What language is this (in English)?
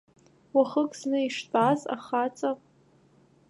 Abkhazian